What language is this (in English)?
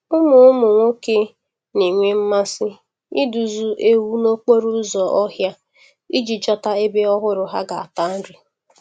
Igbo